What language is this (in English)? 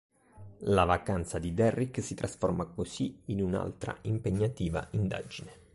Italian